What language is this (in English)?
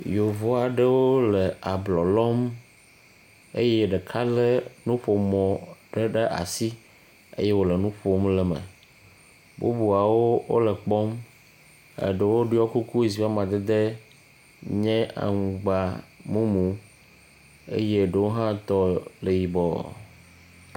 Ewe